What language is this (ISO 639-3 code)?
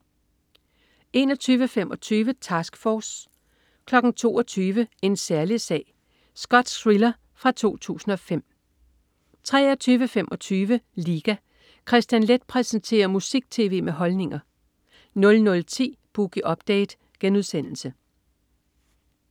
dan